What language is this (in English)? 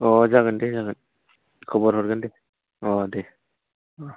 Bodo